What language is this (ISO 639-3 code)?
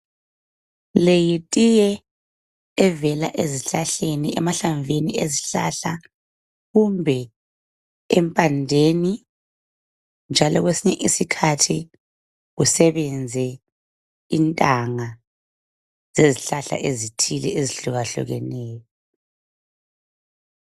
nde